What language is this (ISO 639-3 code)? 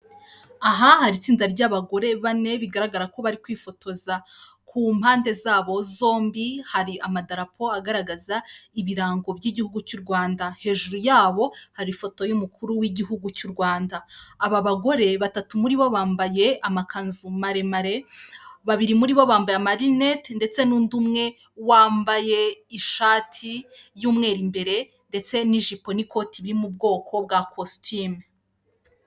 kin